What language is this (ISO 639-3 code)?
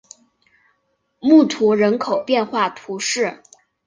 zho